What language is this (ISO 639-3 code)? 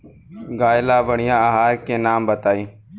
bho